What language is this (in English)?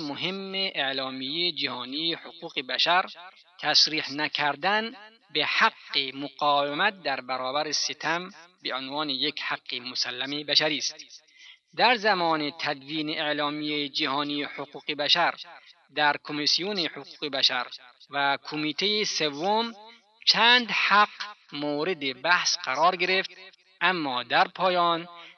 Persian